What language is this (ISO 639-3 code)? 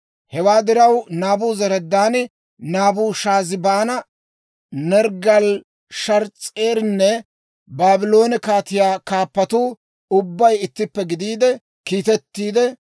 dwr